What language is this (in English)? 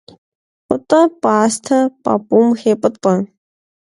Kabardian